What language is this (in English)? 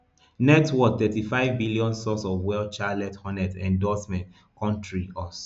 Nigerian Pidgin